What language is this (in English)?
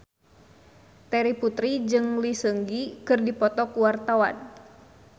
Sundanese